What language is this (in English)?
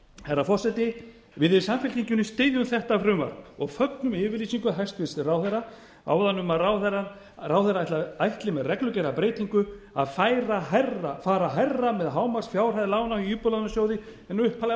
Icelandic